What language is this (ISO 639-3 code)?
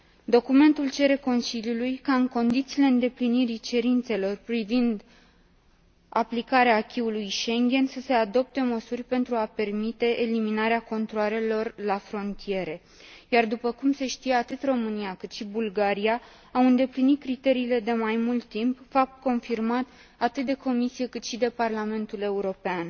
ron